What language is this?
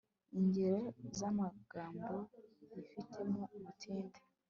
Kinyarwanda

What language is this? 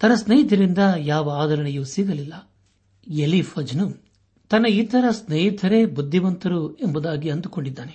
Kannada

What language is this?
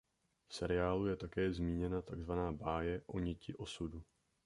Czech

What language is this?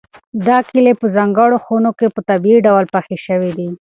Pashto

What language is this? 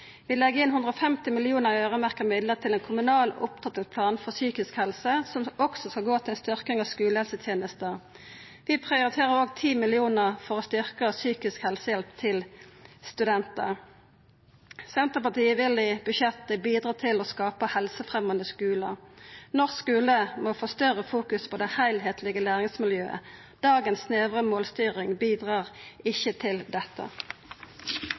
Norwegian Nynorsk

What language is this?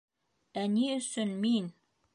Bashkir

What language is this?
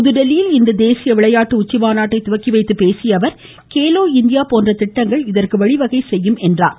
Tamil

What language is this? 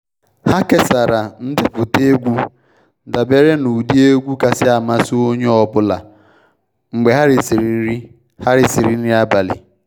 Igbo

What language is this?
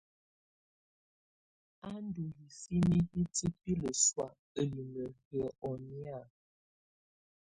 Tunen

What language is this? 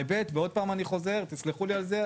Hebrew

